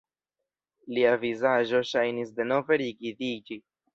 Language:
Esperanto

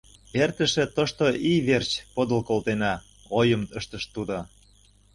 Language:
Mari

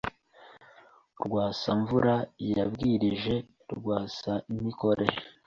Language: Kinyarwanda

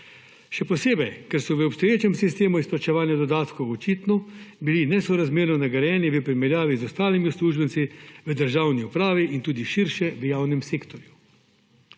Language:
Slovenian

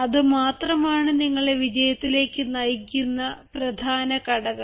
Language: Malayalam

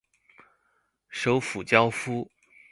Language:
Chinese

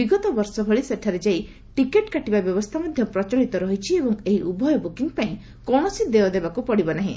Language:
Odia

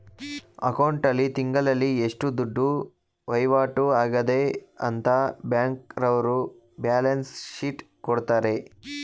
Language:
Kannada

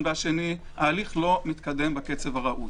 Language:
Hebrew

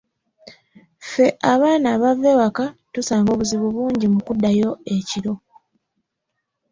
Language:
Ganda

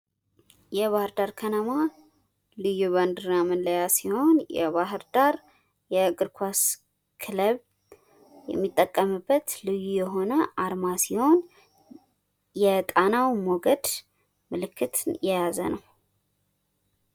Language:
Amharic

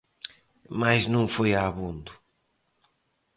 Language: Galician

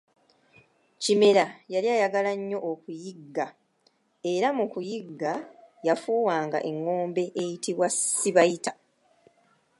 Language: Ganda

